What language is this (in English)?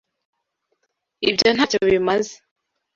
Kinyarwanda